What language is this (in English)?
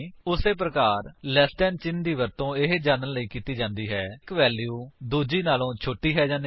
Punjabi